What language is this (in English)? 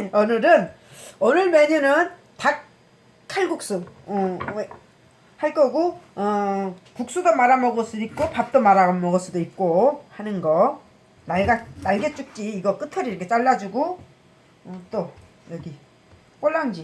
Korean